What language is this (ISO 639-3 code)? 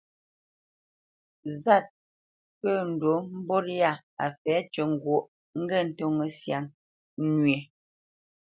bce